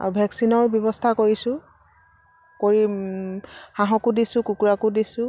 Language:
Assamese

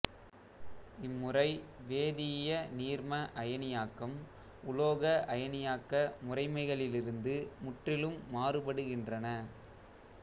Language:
Tamil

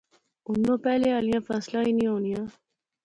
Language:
Pahari-Potwari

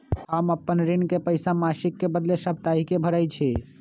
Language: Magahi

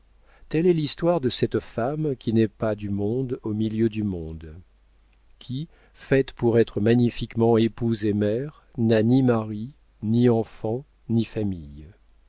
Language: French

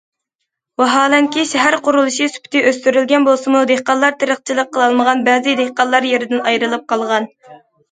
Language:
Uyghur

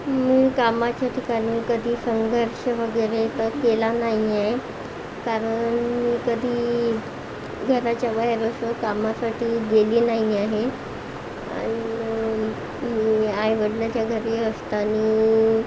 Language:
Marathi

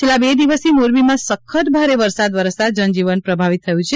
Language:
Gujarati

